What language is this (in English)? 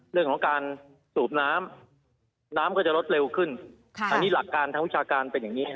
Thai